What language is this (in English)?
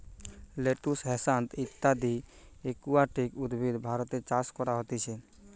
Bangla